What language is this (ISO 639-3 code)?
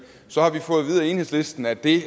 dan